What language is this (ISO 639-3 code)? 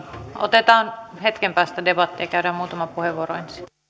fin